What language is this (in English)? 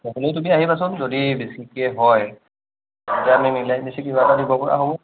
Assamese